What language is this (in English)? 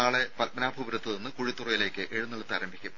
Malayalam